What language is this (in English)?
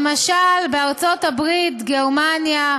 Hebrew